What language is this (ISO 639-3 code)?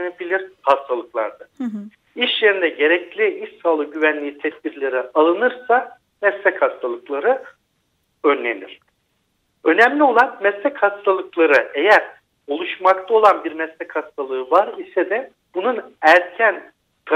tur